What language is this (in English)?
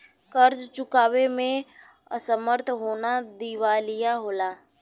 Bhojpuri